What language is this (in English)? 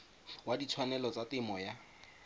Tswana